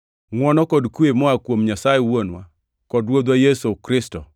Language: Luo (Kenya and Tanzania)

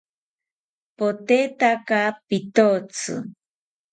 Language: South Ucayali Ashéninka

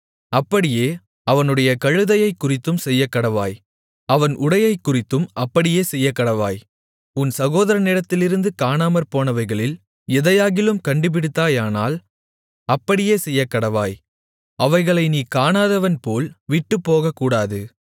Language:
Tamil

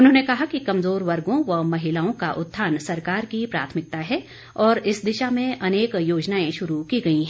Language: Hindi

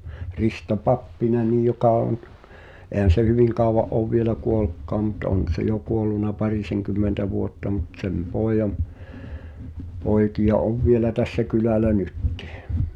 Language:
Finnish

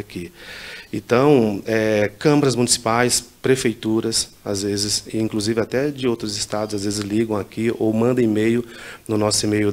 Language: Portuguese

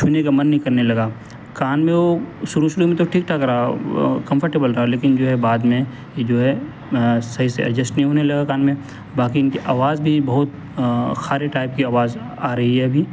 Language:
Urdu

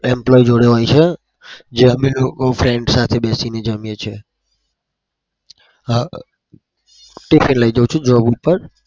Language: Gujarati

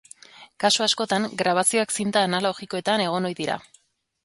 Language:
Basque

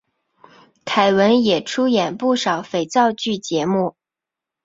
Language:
Chinese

